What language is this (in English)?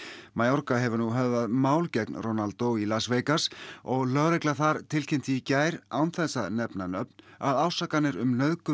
Icelandic